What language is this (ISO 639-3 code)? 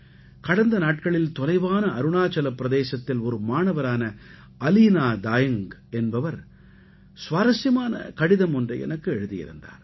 tam